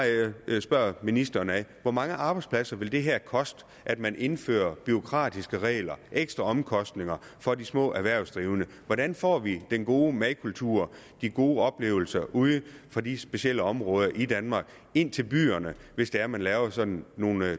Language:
Danish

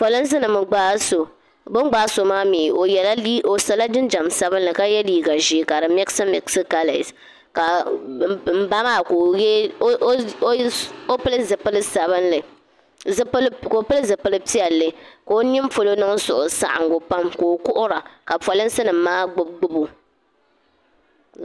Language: Dagbani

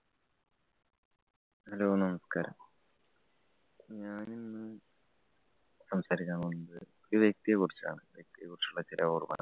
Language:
Malayalam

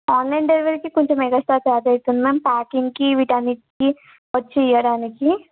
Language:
Telugu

